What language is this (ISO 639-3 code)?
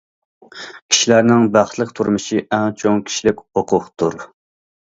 uig